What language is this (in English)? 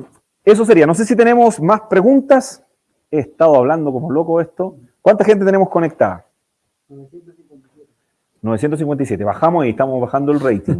Spanish